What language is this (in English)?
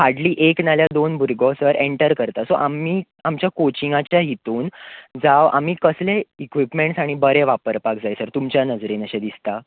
Konkani